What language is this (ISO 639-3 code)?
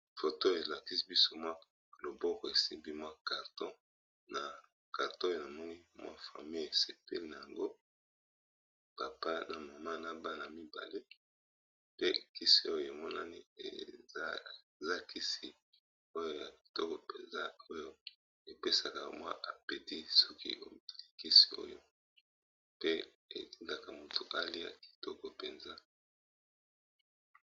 lin